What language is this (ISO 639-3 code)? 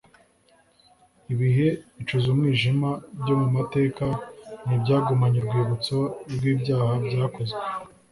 kin